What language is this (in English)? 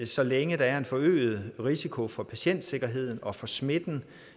Danish